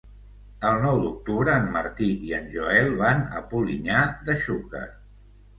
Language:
Catalan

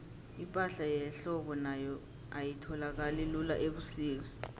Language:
South Ndebele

